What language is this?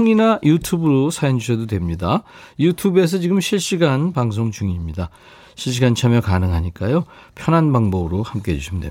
Korean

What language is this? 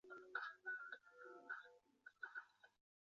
Chinese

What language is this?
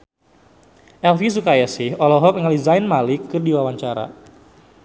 Sundanese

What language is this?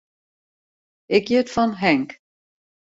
Western Frisian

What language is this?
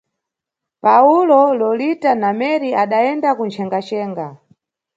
Nyungwe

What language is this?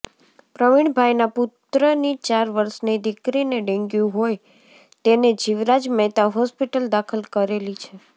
Gujarati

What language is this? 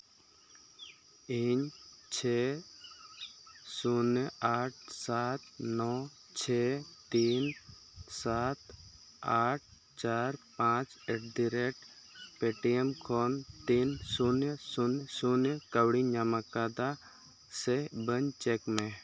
Santali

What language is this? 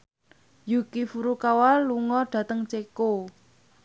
Javanese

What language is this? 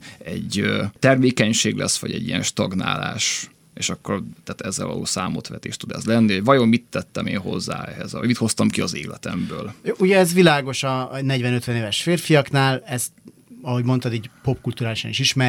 Hungarian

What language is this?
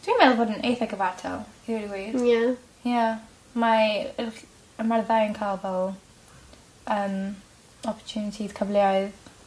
Welsh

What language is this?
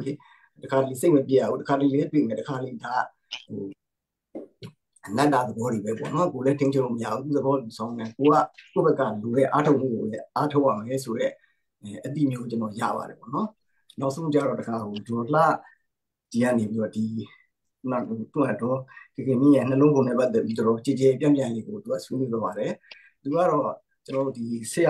Thai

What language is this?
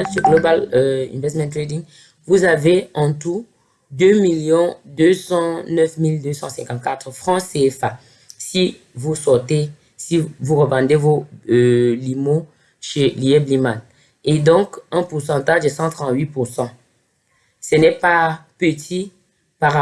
French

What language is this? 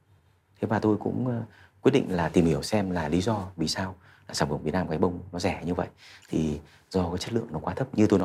Vietnamese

